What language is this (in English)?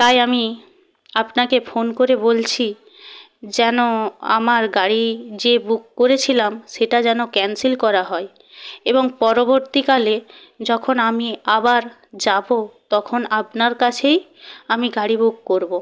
Bangla